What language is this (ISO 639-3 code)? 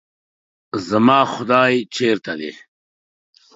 pus